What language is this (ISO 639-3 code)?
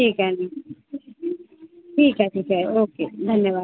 mar